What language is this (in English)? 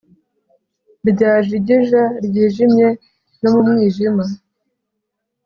Kinyarwanda